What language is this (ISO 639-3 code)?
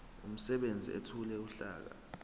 zul